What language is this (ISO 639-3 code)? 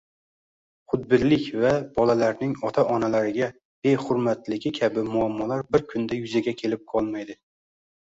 uzb